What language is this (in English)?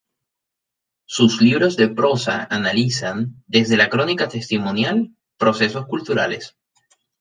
Spanish